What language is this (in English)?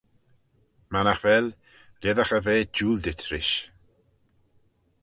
Manx